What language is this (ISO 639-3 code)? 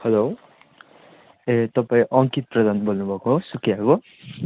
nep